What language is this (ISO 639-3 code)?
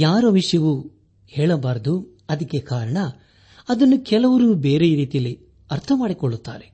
kan